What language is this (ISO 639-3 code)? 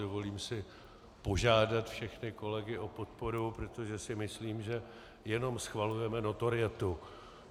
ces